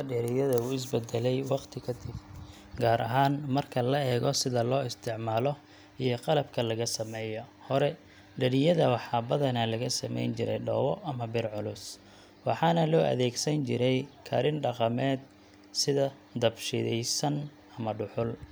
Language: Somali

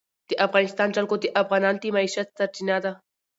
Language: Pashto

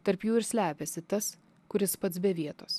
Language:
Lithuanian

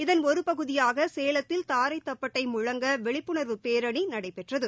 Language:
Tamil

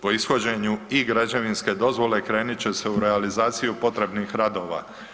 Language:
Croatian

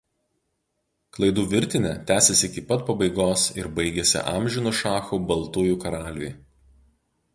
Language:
Lithuanian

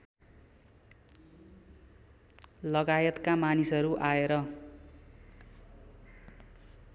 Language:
Nepali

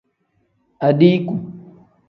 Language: Tem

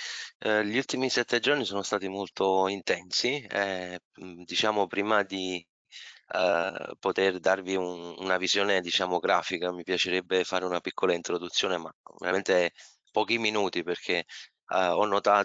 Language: Italian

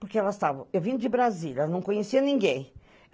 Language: Portuguese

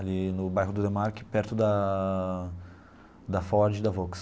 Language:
Portuguese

